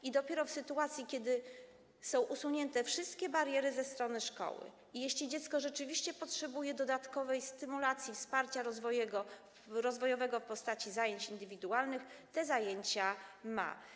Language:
Polish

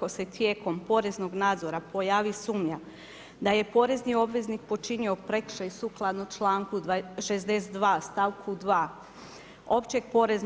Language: Croatian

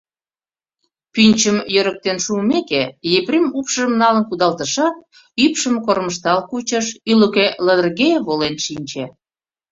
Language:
Mari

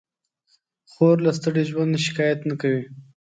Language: Pashto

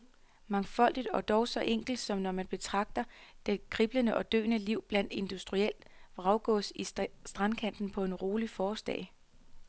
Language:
Danish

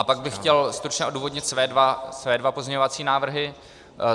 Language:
Czech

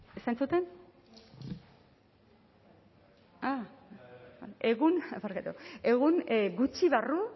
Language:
Basque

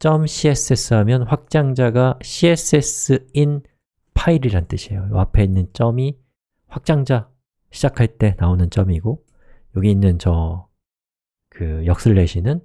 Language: Korean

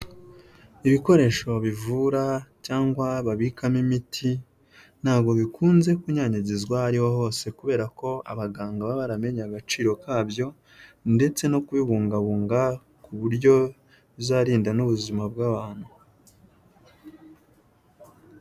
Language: Kinyarwanda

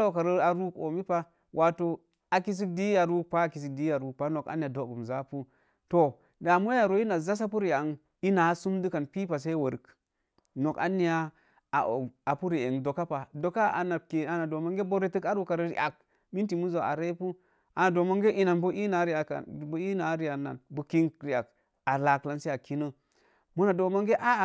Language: Mom Jango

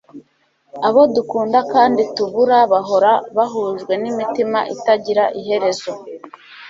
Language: Kinyarwanda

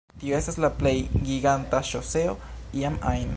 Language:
Esperanto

